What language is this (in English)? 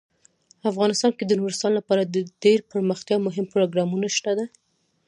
Pashto